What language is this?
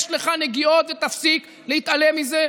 Hebrew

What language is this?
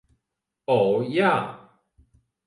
Latvian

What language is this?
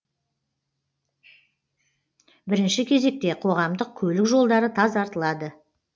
Kazakh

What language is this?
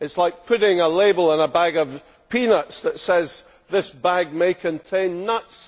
English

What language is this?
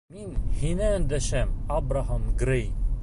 Bashkir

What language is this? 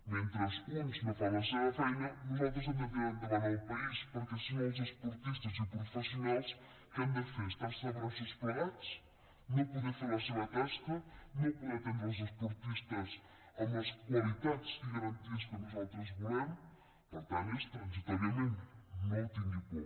Catalan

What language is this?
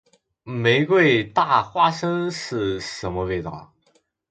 Chinese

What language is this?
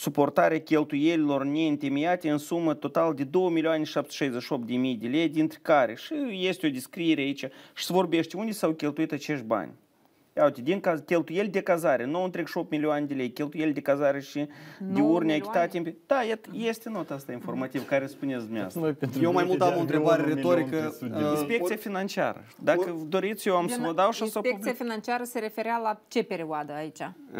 Romanian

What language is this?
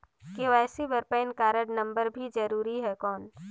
Chhattisgarhi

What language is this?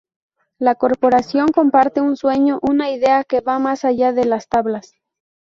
Spanish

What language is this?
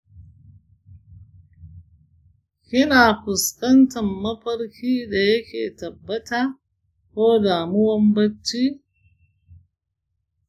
Hausa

